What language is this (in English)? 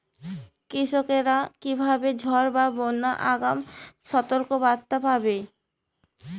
Bangla